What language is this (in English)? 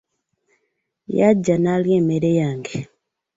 Ganda